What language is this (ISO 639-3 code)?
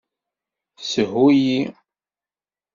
kab